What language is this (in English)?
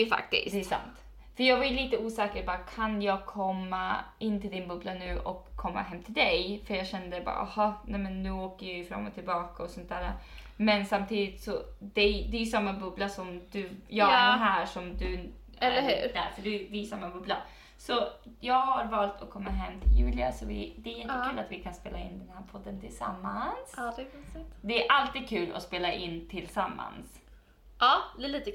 Swedish